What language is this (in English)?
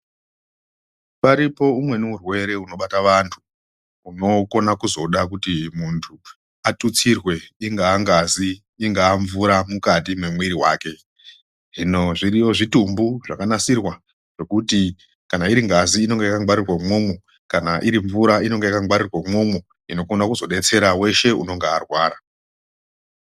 Ndau